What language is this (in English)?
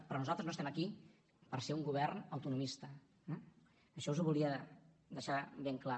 Catalan